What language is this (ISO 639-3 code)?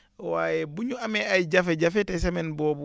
wol